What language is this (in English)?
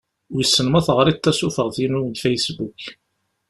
Kabyle